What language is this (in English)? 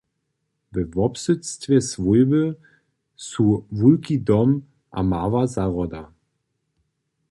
Upper Sorbian